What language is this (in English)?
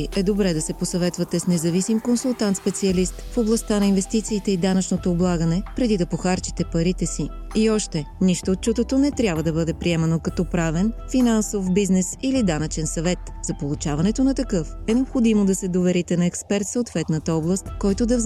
Bulgarian